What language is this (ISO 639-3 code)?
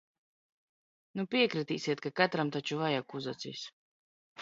lav